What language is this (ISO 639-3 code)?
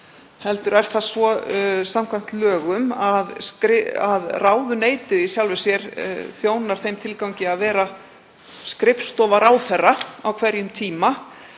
isl